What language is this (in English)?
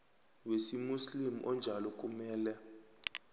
South Ndebele